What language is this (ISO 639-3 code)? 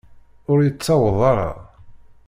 kab